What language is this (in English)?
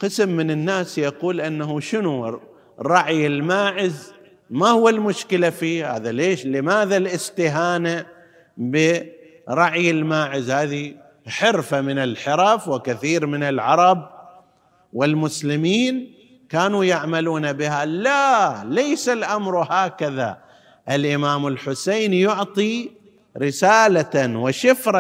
Arabic